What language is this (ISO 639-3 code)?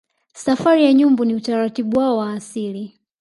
swa